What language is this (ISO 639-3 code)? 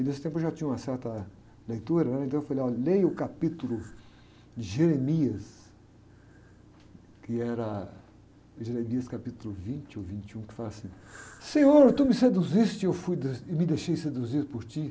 por